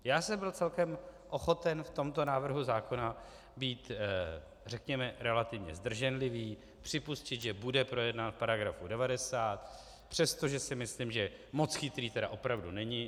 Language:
Czech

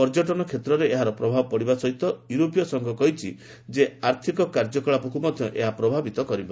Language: Odia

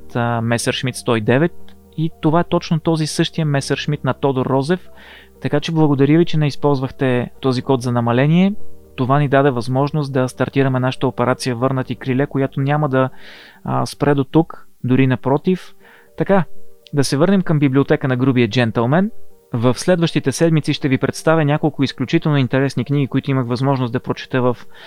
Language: Bulgarian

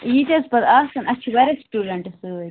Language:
Kashmiri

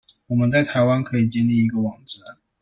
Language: Chinese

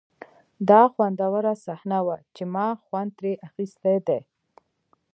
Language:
Pashto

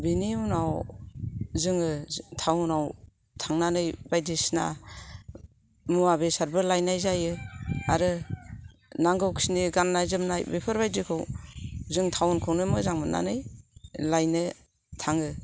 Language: Bodo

